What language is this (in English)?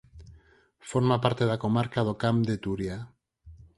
Galician